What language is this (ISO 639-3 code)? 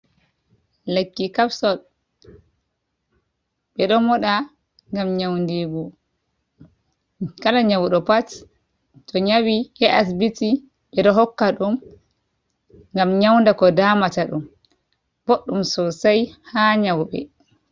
ful